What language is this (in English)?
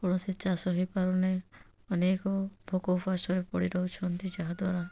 Odia